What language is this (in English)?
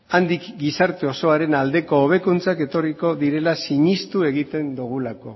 Basque